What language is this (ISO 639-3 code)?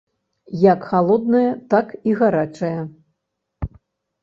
bel